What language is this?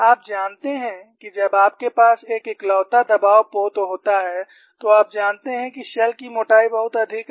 Hindi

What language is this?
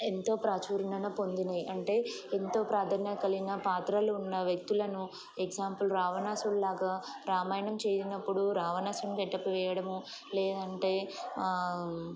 Telugu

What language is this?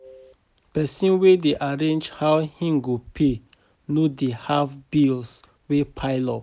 Nigerian Pidgin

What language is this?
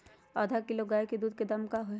Magahi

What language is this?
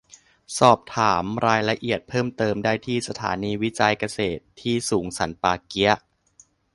Thai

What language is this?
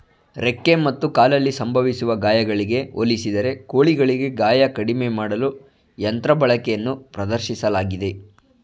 Kannada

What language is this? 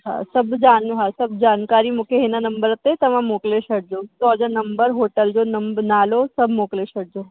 Sindhi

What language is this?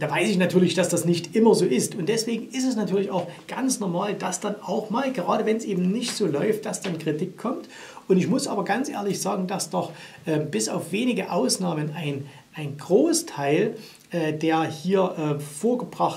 German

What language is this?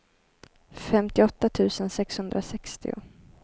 Swedish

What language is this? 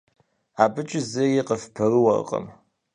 Kabardian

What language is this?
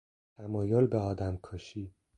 Persian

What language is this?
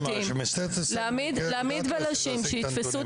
Hebrew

